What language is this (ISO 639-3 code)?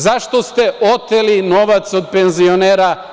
srp